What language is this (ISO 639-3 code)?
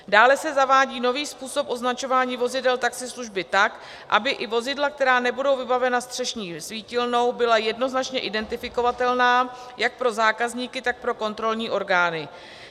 ces